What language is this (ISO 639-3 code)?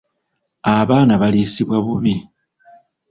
lug